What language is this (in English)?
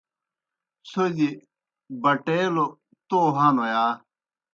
Kohistani Shina